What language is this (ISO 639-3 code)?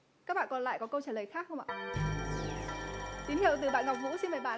vie